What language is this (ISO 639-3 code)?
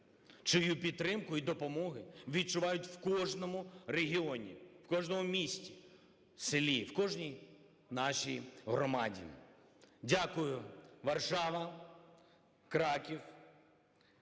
ukr